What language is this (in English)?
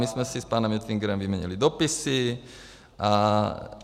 Czech